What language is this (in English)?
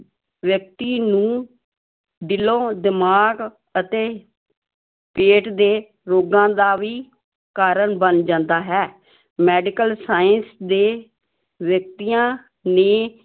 Punjabi